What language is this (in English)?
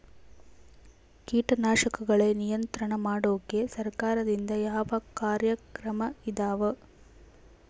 Kannada